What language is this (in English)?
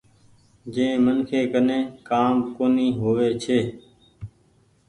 Goaria